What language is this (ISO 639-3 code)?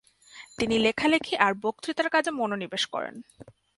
ben